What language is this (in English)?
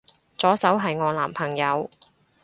Cantonese